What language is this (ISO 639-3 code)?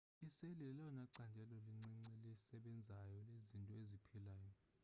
xho